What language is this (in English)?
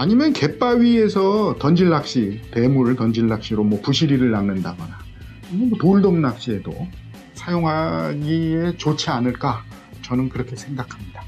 Korean